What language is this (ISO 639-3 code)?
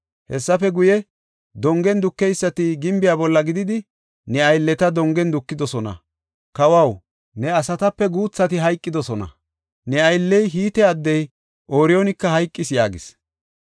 gof